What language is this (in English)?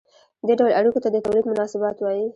Pashto